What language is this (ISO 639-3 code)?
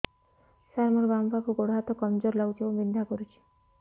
ori